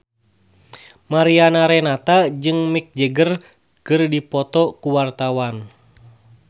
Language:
Sundanese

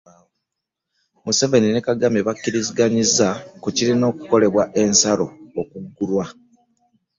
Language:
Ganda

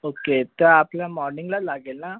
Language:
Marathi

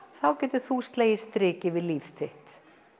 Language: Icelandic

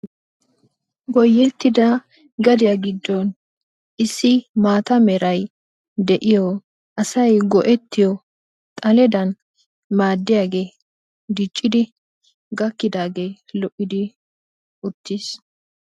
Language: Wolaytta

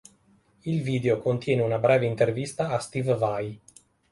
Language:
Italian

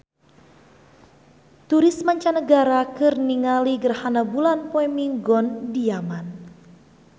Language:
Sundanese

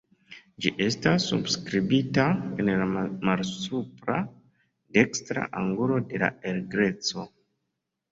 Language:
Esperanto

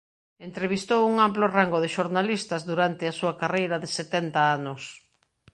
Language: Galician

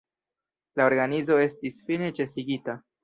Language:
Esperanto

